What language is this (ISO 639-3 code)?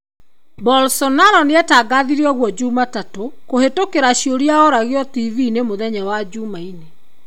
kik